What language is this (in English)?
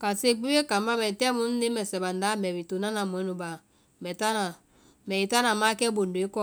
Vai